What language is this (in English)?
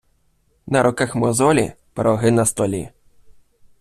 Ukrainian